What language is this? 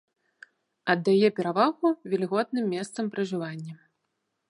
Belarusian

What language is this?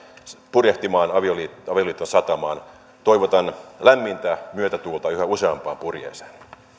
Finnish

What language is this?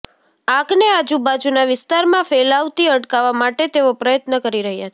Gujarati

